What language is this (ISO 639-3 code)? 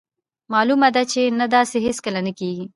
pus